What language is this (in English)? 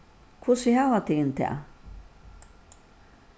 Faroese